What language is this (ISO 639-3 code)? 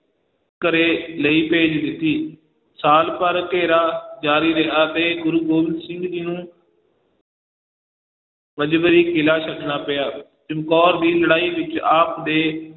pan